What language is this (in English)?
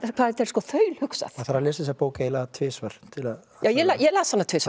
Icelandic